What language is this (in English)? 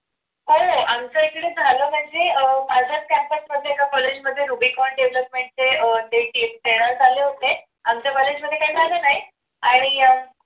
Marathi